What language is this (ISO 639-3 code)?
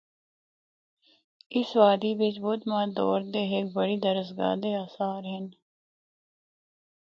hno